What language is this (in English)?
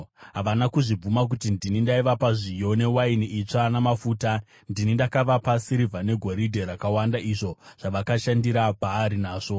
Shona